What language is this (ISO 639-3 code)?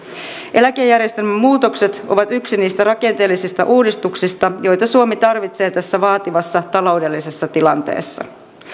fin